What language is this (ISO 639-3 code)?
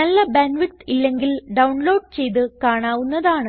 mal